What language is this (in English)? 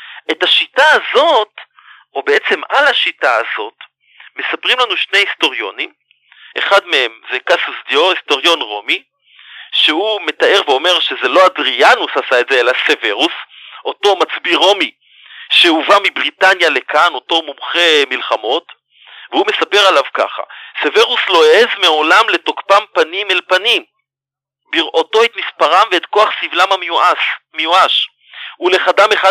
Hebrew